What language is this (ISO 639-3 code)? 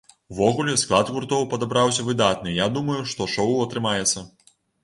bel